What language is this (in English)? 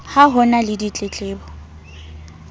Southern Sotho